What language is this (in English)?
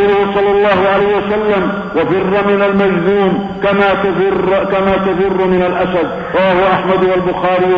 Arabic